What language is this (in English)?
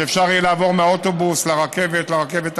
Hebrew